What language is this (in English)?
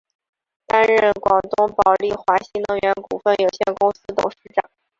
Chinese